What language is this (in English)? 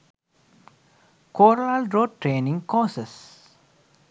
Sinhala